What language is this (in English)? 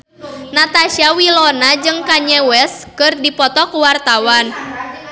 Sundanese